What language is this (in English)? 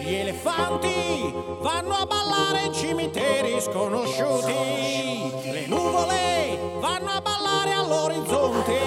Italian